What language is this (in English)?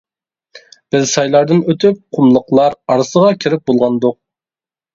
Uyghur